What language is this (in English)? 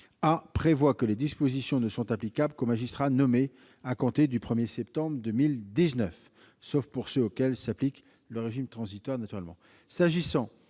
French